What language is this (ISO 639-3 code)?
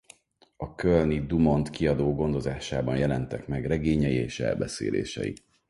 hun